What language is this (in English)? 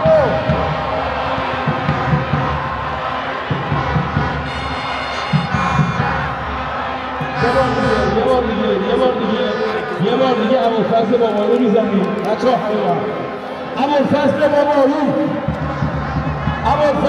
Arabic